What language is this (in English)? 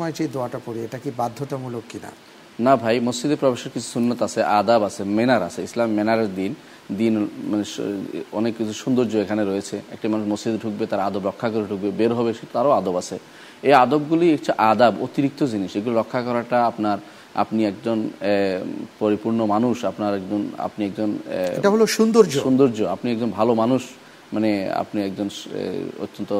Bangla